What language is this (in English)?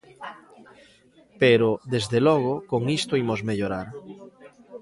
Galician